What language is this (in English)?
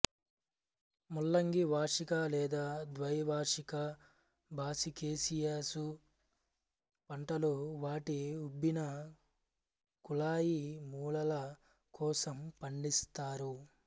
Telugu